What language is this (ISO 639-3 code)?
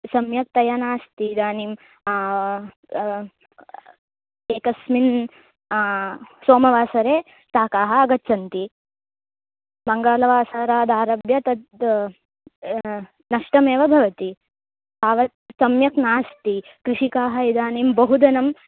san